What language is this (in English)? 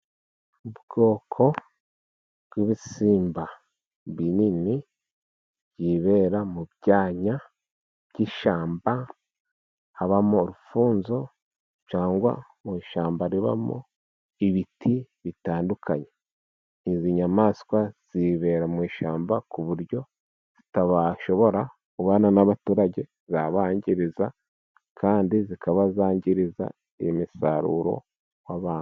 Kinyarwanda